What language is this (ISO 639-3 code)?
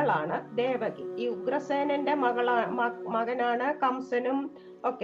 mal